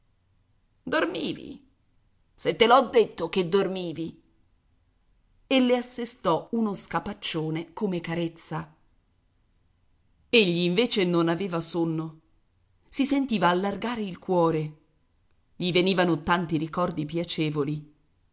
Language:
Italian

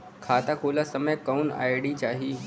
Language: Bhojpuri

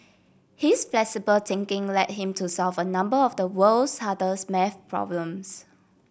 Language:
English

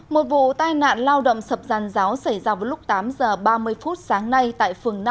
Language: Vietnamese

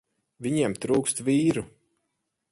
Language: Latvian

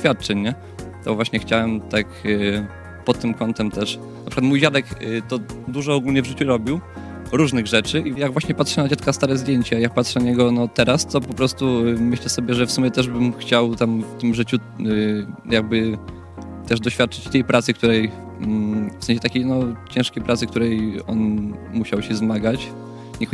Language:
Polish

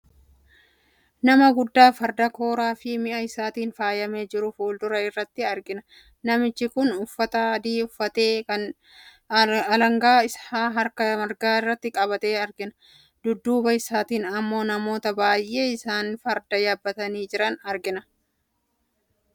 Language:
Oromo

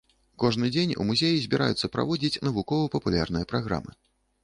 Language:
Belarusian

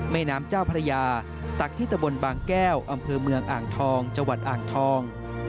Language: Thai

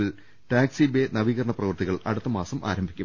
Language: Malayalam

